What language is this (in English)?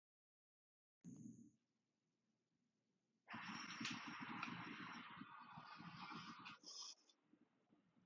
English